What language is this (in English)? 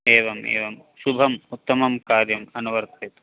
Sanskrit